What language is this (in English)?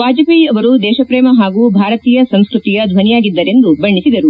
Kannada